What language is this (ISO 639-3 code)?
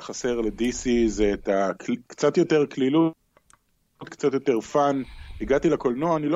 heb